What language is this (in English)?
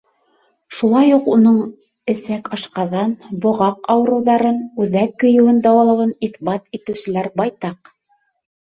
Bashkir